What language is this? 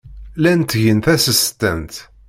Kabyle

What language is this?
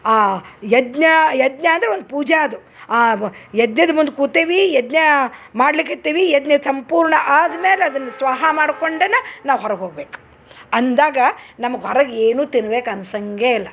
Kannada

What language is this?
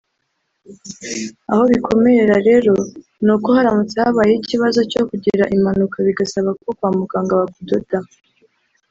Kinyarwanda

